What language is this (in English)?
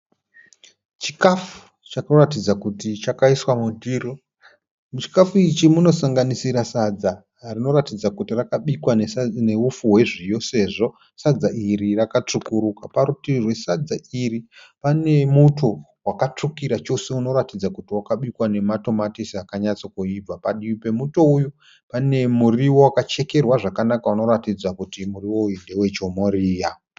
Shona